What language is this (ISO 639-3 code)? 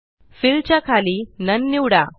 mar